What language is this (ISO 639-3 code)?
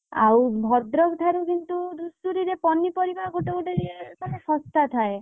ori